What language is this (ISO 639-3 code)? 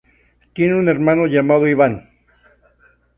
spa